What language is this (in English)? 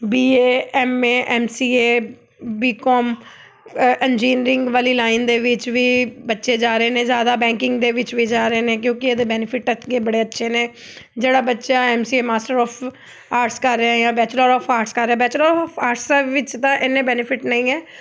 Punjabi